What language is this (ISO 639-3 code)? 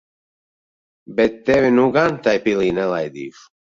lav